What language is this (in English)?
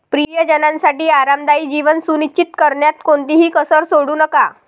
Marathi